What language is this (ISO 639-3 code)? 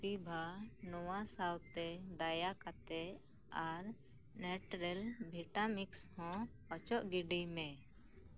sat